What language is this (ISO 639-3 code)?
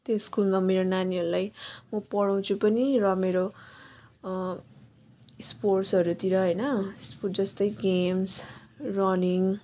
nep